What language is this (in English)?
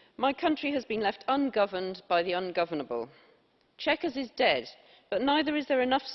English